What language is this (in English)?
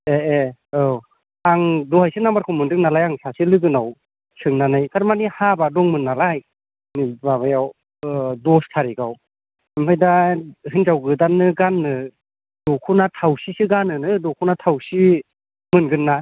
Bodo